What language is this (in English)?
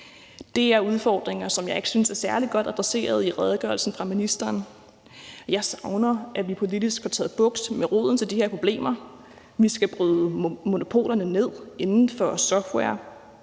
Danish